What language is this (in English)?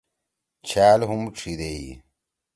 Torwali